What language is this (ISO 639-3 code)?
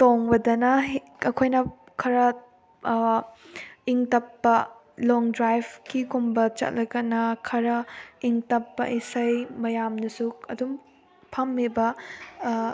mni